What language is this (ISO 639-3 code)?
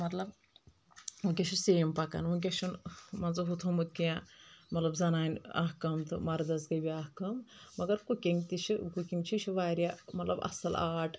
kas